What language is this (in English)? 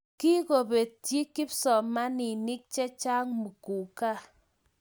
Kalenjin